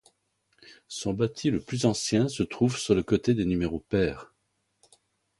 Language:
French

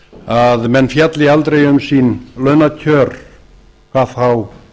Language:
Icelandic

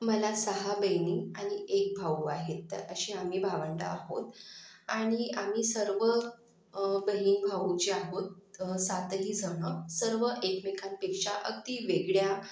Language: Marathi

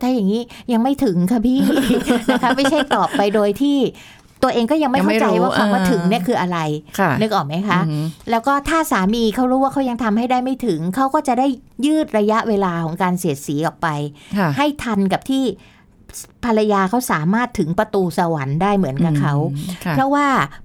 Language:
Thai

